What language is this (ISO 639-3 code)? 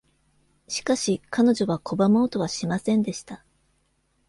jpn